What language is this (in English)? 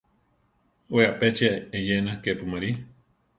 Central Tarahumara